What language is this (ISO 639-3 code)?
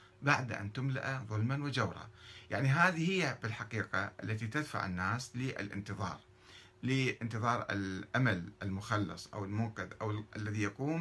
ara